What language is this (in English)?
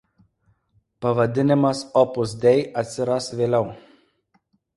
Lithuanian